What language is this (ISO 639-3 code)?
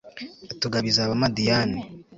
kin